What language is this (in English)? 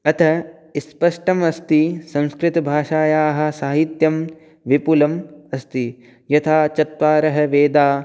Sanskrit